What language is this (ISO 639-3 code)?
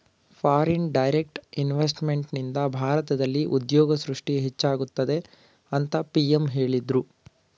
kan